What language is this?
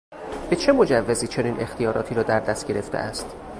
Persian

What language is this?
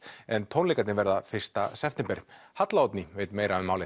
Icelandic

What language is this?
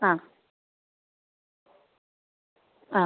Malayalam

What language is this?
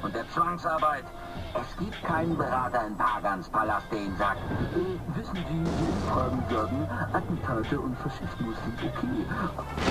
German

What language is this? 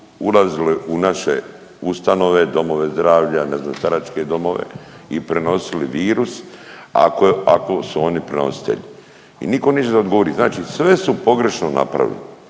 Croatian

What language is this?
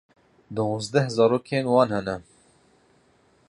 Kurdish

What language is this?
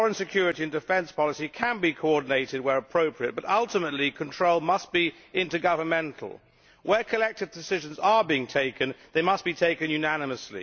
English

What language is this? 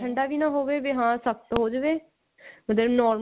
Punjabi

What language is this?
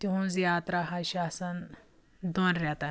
Kashmiri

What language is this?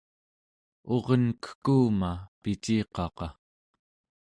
Central Yupik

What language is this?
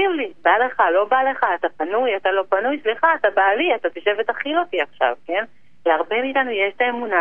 Hebrew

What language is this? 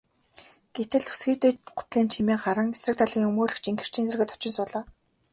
Mongolian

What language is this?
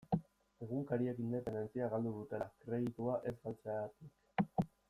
Basque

